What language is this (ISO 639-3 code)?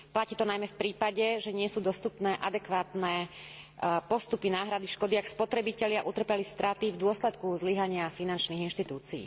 slk